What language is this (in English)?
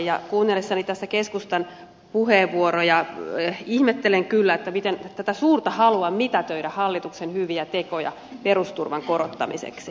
Finnish